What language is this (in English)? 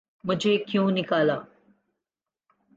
Urdu